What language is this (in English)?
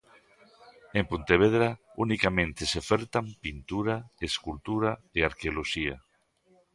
Galician